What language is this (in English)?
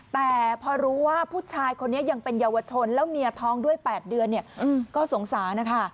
Thai